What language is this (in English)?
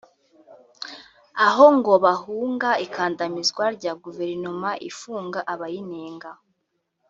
Kinyarwanda